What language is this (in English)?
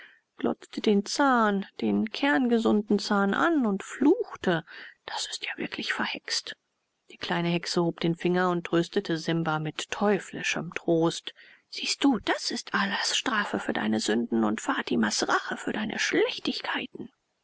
German